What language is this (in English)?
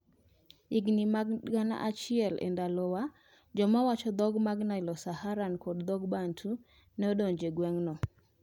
Luo (Kenya and Tanzania)